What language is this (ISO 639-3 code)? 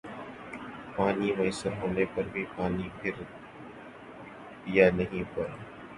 urd